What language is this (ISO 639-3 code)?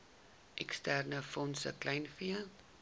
afr